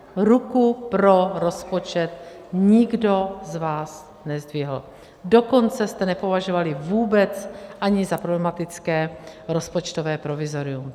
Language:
Czech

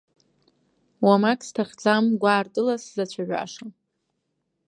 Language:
Abkhazian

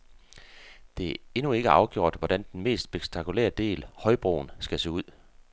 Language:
Danish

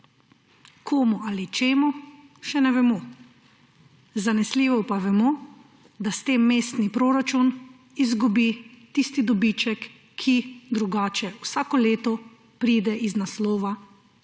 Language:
Slovenian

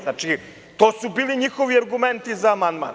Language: Serbian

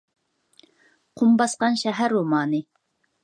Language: Uyghur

